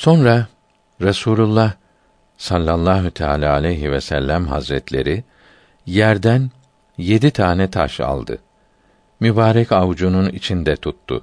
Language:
Turkish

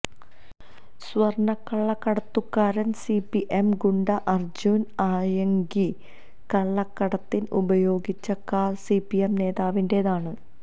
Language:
Malayalam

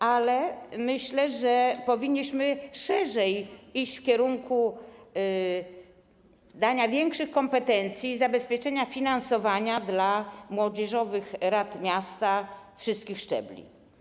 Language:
Polish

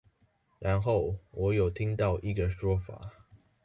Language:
Chinese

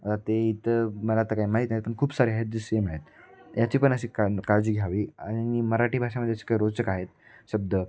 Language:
Marathi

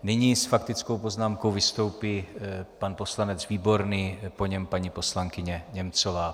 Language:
Czech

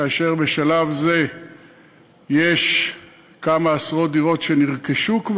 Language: Hebrew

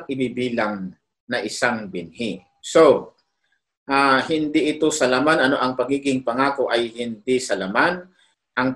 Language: Filipino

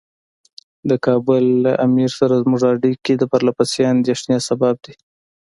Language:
Pashto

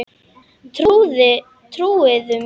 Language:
Icelandic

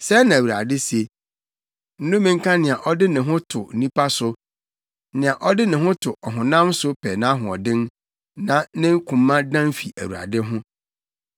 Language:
Akan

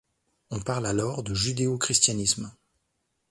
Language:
French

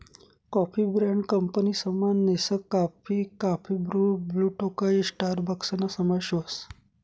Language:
Marathi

